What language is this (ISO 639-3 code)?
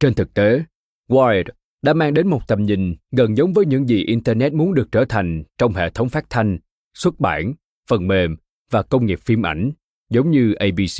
vie